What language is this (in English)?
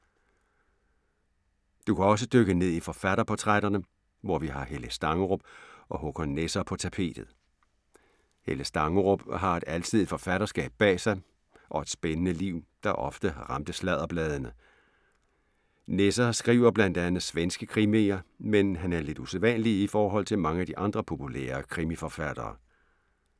Danish